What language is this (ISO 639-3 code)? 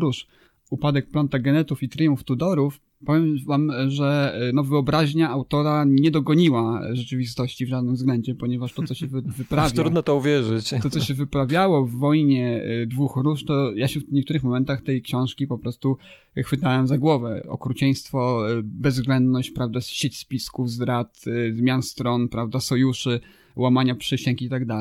pol